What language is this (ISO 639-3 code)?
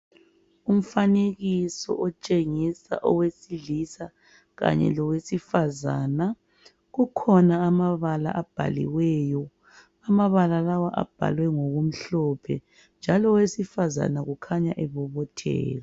nde